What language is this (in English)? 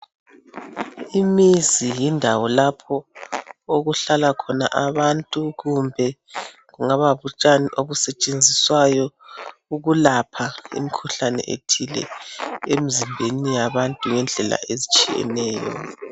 North Ndebele